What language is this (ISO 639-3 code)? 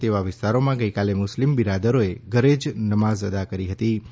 guj